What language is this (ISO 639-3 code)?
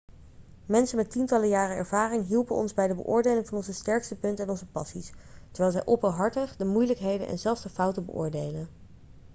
nld